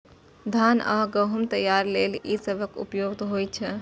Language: Maithili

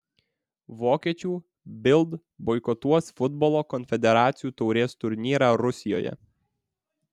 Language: Lithuanian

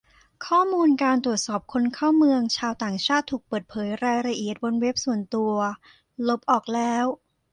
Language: Thai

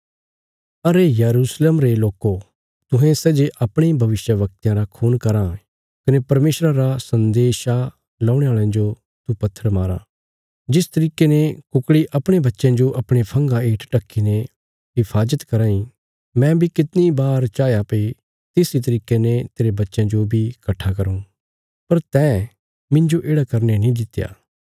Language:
Bilaspuri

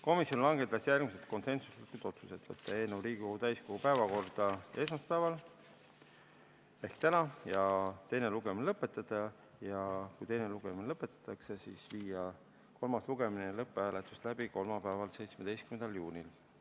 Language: Estonian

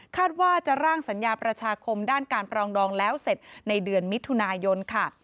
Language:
Thai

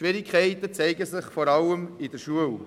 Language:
Swiss German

